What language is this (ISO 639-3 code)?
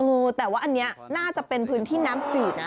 tha